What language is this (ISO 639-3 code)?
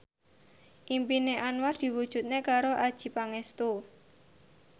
jav